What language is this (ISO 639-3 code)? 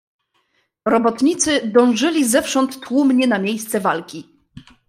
pol